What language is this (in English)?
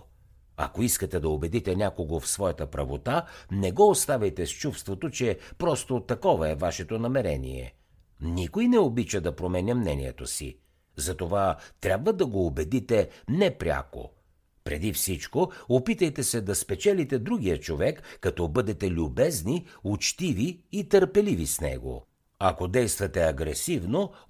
Bulgarian